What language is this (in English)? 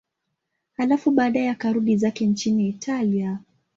Swahili